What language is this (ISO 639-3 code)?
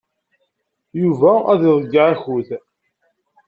kab